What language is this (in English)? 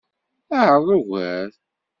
Kabyle